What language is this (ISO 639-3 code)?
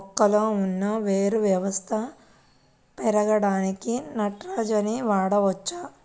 tel